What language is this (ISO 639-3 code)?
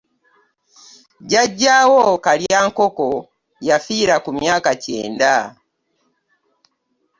lug